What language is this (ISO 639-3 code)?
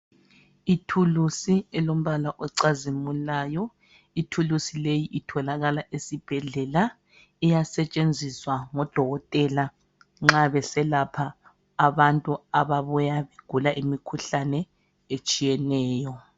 nde